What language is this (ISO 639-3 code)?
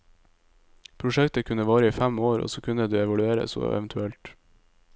nor